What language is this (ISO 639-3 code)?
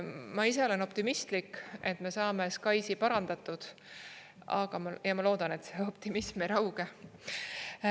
est